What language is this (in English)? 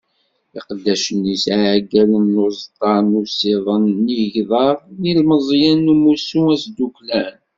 Kabyle